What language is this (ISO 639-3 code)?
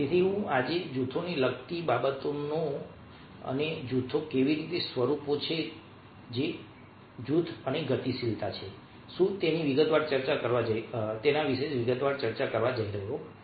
guj